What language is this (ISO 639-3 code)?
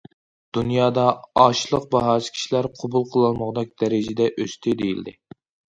uig